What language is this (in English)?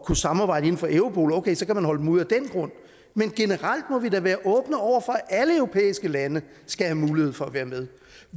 Danish